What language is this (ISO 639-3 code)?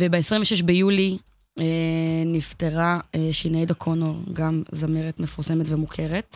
heb